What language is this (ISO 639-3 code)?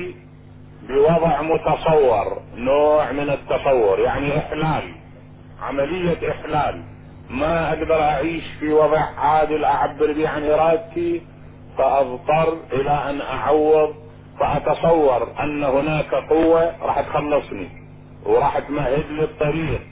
ara